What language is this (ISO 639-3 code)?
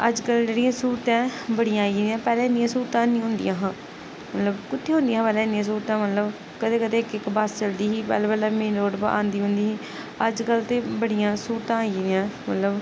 doi